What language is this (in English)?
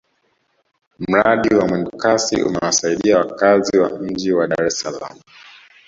Swahili